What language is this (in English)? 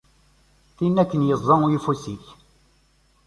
Kabyle